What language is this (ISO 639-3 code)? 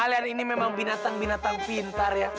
ind